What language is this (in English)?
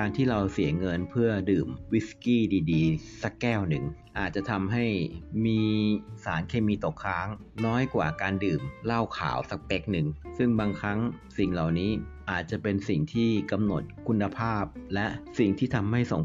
Thai